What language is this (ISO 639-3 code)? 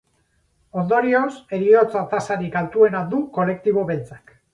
eus